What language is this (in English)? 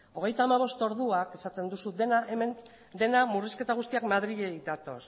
Basque